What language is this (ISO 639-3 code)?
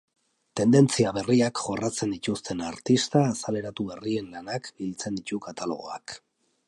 eus